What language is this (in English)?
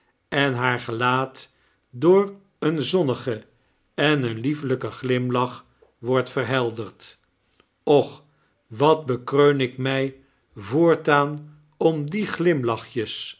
Dutch